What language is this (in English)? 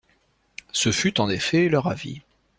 French